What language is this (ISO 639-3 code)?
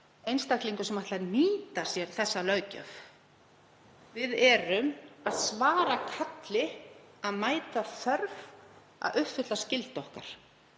isl